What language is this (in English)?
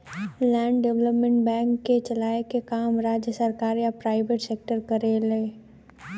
Bhojpuri